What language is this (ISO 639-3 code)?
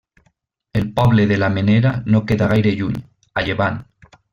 cat